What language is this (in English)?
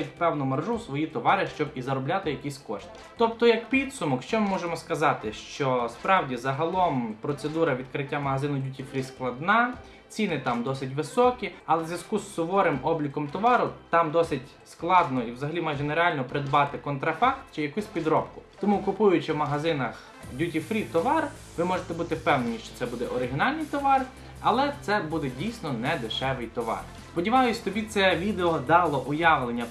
Ukrainian